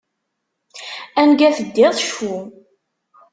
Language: Kabyle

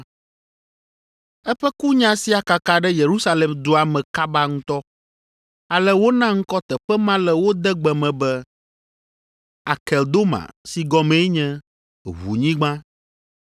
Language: Ewe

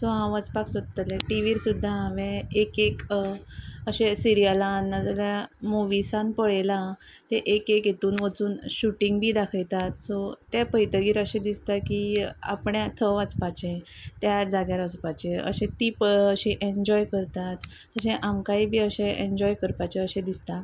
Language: Konkani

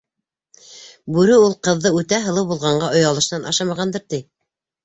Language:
Bashkir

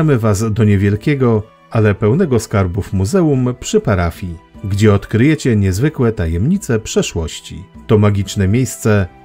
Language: Polish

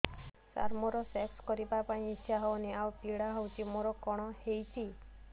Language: Odia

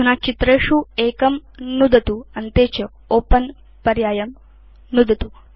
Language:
Sanskrit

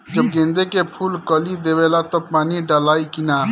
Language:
Bhojpuri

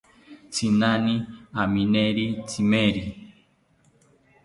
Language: South Ucayali Ashéninka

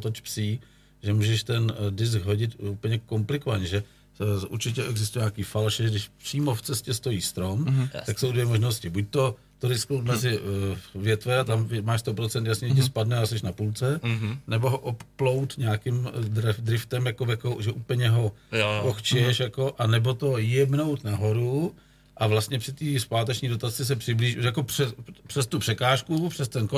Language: Czech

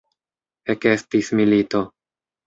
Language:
Esperanto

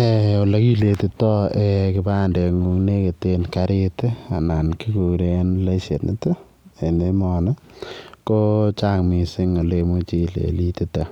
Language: Kalenjin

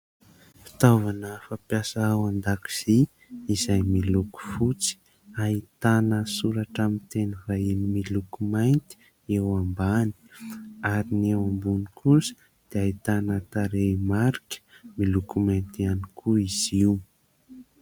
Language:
Malagasy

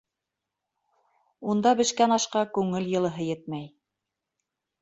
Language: Bashkir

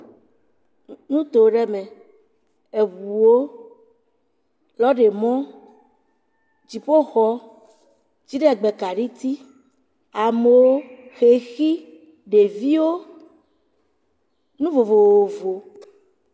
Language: Ewe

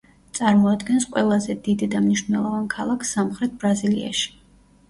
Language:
Georgian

